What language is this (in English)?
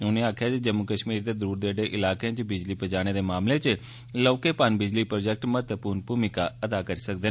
Dogri